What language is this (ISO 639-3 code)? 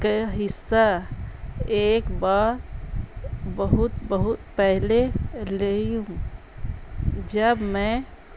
urd